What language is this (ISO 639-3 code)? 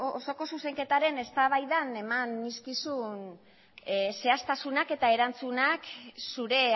eus